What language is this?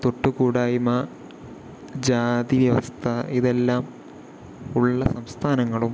Malayalam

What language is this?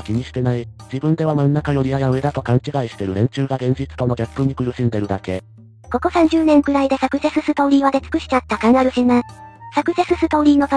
Japanese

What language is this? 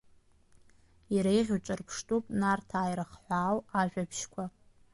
Abkhazian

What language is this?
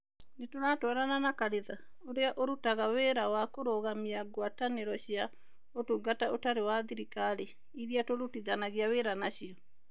Kikuyu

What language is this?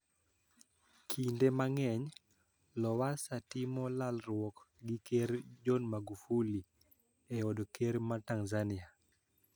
Luo (Kenya and Tanzania)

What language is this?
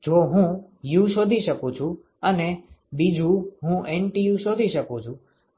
Gujarati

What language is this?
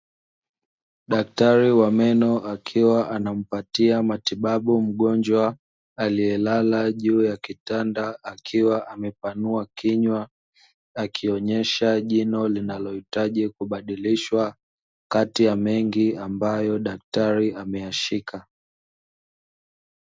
Swahili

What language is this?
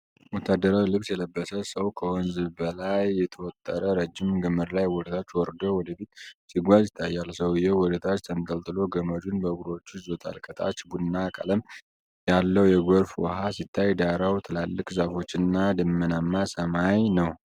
Amharic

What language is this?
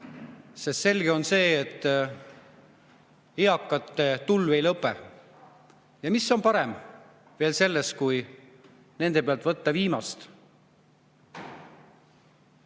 Estonian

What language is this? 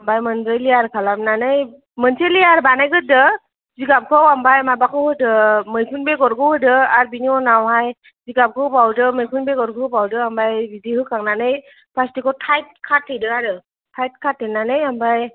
Bodo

